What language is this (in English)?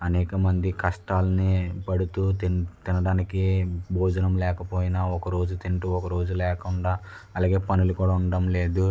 Telugu